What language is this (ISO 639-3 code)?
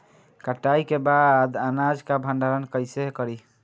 bho